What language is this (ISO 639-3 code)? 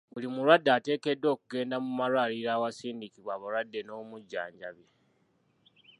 lug